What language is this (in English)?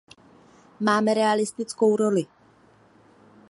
Czech